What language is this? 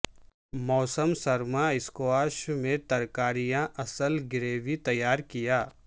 Urdu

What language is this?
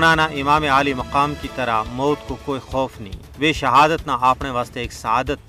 Urdu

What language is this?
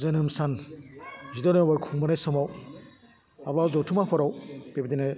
Bodo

